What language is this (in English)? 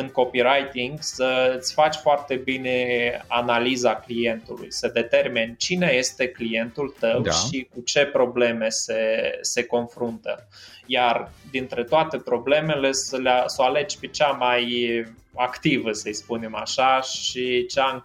Romanian